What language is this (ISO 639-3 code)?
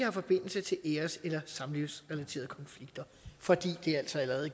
dan